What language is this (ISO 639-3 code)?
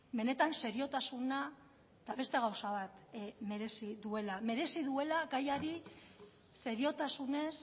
eus